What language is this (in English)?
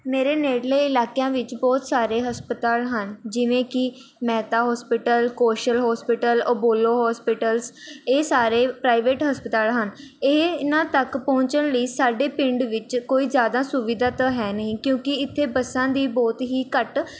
Punjabi